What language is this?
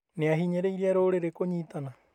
Kikuyu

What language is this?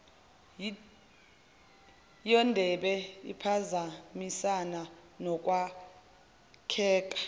Zulu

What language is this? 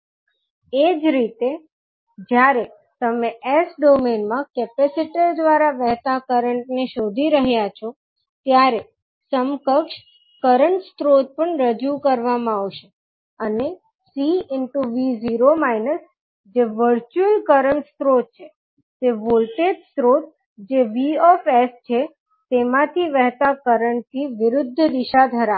Gujarati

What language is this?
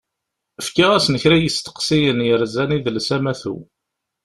Kabyle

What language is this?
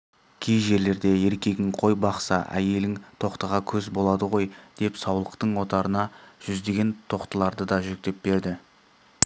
Kazakh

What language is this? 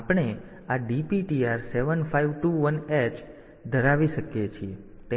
Gujarati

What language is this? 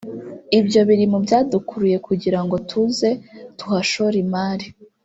Kinyarwanda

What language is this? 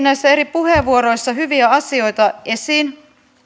Finnish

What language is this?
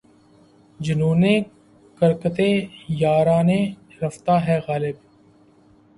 Urdu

